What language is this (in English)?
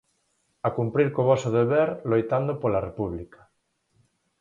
Galician